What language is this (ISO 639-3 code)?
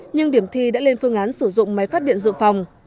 vie